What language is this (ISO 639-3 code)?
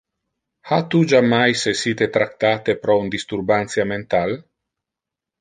ina